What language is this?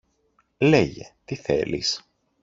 Greek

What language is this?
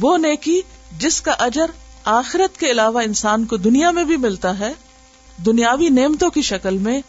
Urdu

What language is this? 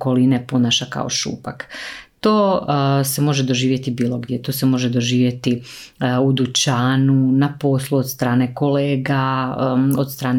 Croatian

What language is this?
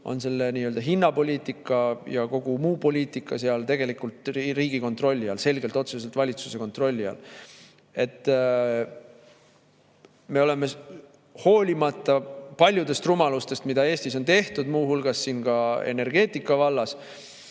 Estonian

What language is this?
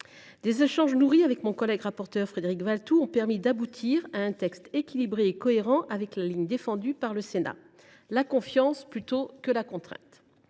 French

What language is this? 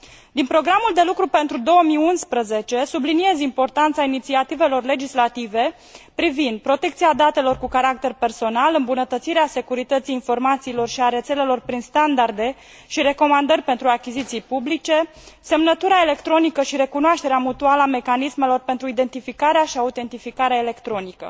Romanian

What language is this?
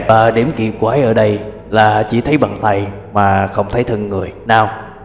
Vietnamese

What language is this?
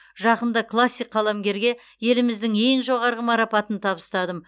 Kazakh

